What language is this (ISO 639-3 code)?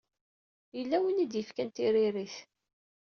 kab